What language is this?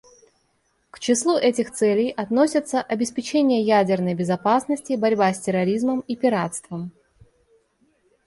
Russian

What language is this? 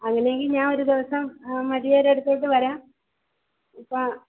Malayalam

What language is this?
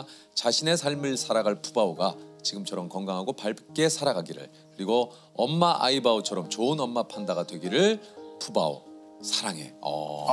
Korean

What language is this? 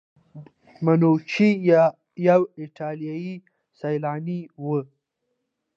Pashto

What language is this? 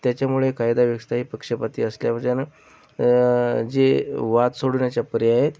Marathi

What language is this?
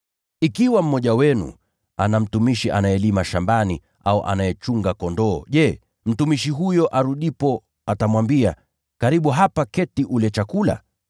Swahili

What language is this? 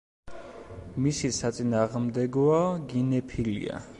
Georgian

